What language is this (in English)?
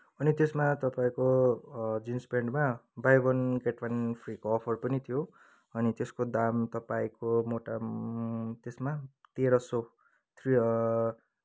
Nepali